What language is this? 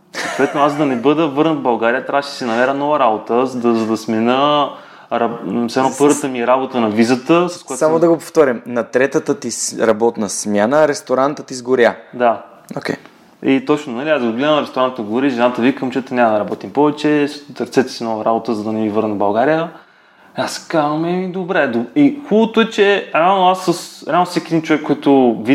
Bulgarian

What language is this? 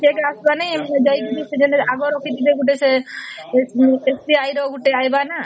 Odia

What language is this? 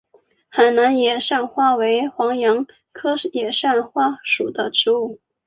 Chinese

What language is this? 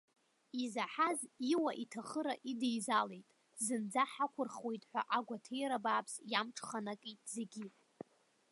Abkhazian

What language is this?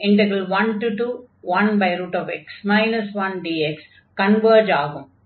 Tamil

